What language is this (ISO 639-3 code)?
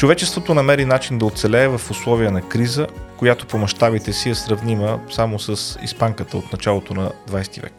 bul